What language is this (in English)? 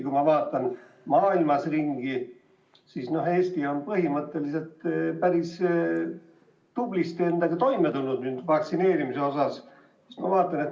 Estonian